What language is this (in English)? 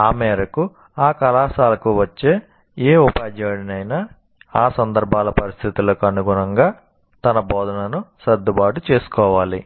Telugu